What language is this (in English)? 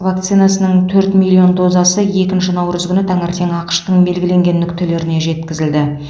Kazakh